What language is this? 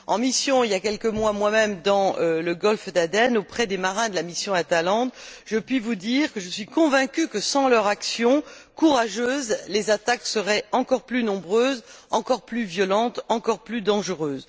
French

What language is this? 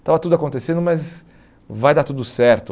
Portuguese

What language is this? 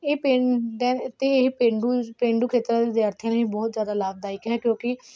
Punjabi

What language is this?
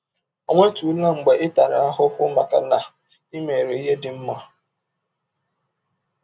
Igbo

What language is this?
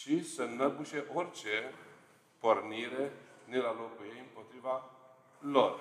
Romanian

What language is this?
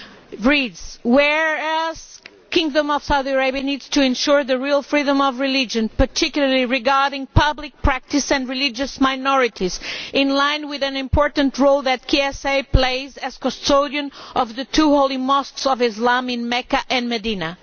English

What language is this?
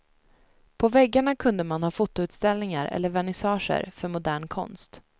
Swedish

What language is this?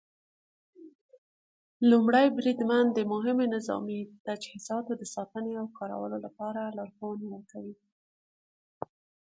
Pashto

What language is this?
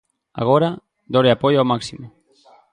Galician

